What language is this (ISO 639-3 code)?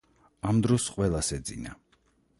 kat